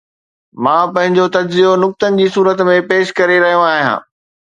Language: Sindhi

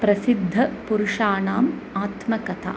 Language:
Sanskrit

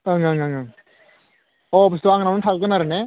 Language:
Bodo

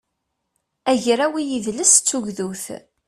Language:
Kabyle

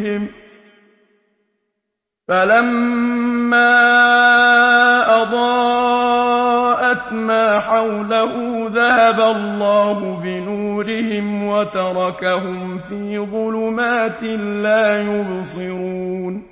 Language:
Arabic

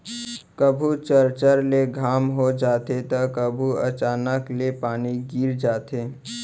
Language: Chhattisgarhi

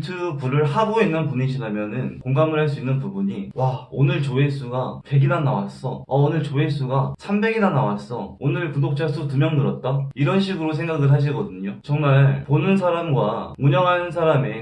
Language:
Korean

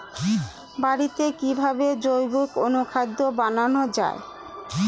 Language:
Bangla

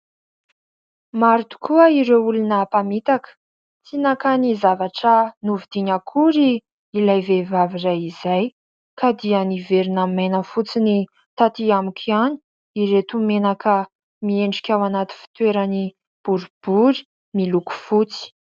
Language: Malagasy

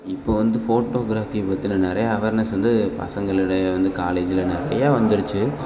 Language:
Tamil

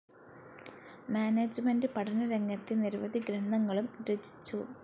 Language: Malayalam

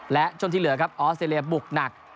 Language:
Thai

